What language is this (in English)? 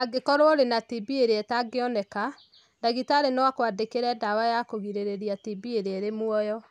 Kikuyu